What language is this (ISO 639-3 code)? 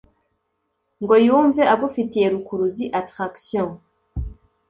kin